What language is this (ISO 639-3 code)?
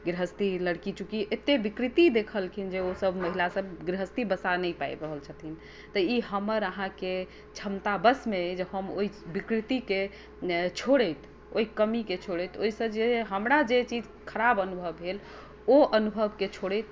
mai